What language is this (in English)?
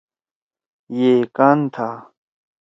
Torwali